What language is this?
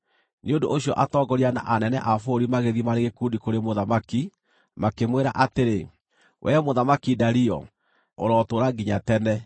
Kikuyu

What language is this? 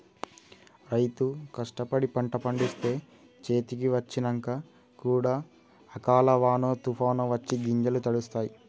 Telugu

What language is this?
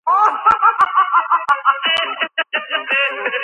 Georgian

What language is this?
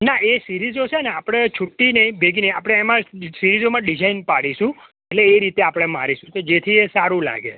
Gujarati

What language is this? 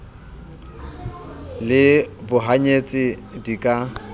Southern Sotho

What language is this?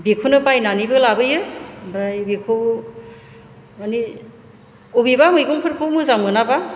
Bodo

